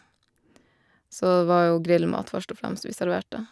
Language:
Norwegian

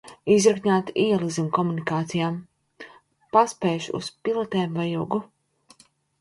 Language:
Latvian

